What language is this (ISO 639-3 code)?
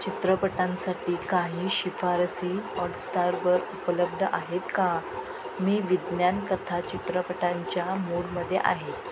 mar